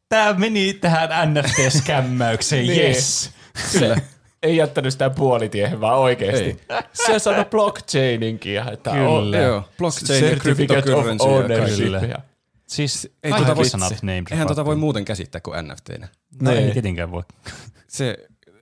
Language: Finnish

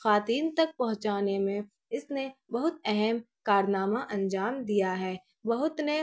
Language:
Urdu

